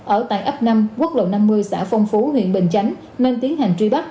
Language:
Vietnamese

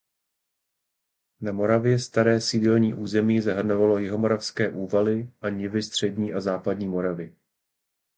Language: Czech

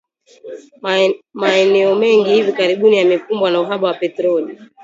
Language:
Swahili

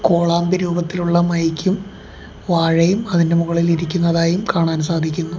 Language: Malayalam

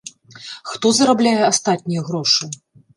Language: Belarusian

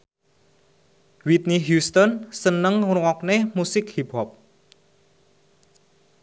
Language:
Javanese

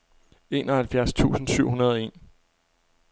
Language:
Danish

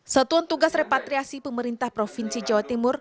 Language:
Indonesian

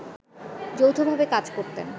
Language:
Bangla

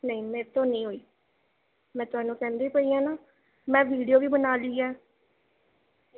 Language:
Punjabi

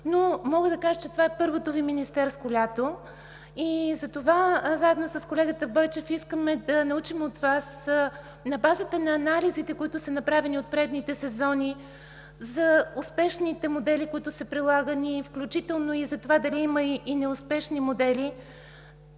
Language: Bulgarian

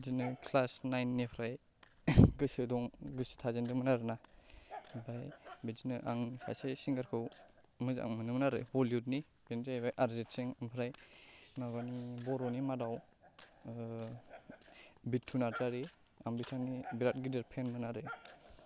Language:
Bodo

